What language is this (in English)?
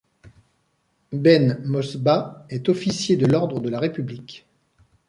French